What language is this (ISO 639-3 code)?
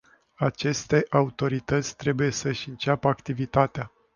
ron